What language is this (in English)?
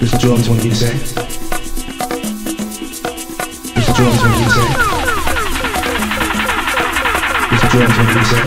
Bulgarian